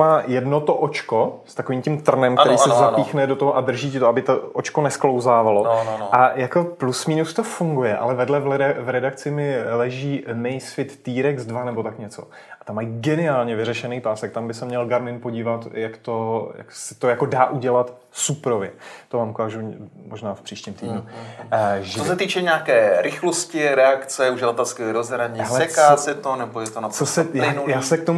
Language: Czech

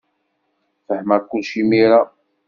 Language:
Kabyle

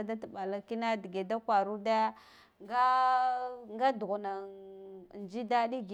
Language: Guduf-Gava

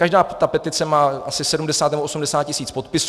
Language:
Czech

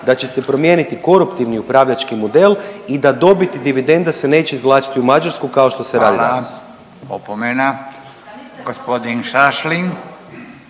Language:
Croatian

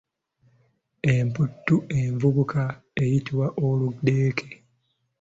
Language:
Ganda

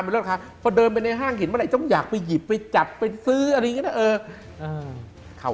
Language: Thai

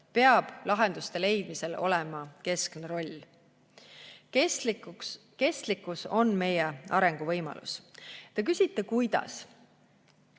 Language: Estonian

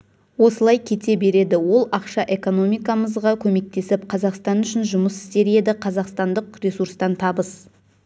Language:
Kazakh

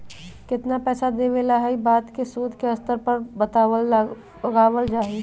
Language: Magahi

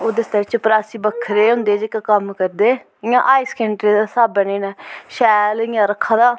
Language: Dogri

